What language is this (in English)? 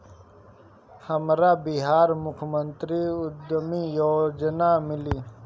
Bhojpuri